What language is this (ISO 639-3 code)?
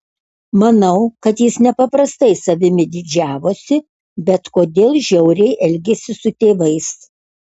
lit